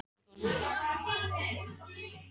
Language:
Icelandic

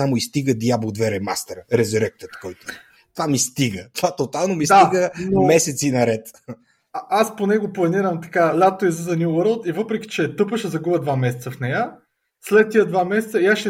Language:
Bulgarian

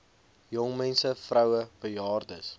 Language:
Afrikaans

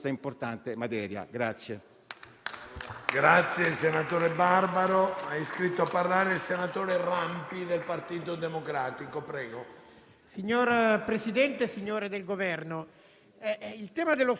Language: Italian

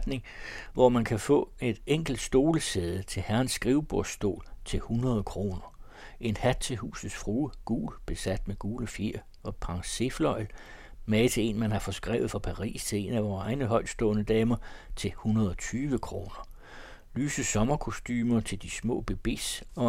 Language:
Danish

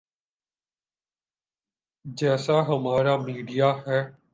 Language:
Urdu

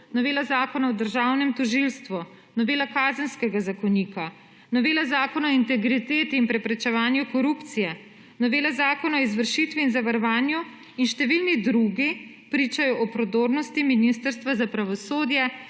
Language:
Slovenian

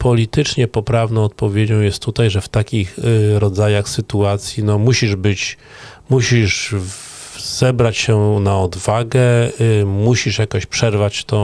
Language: Polish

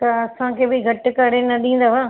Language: Sindhi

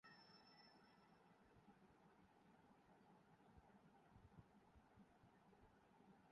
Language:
Urdu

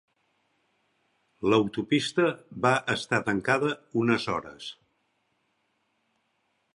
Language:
Catalan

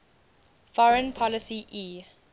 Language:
English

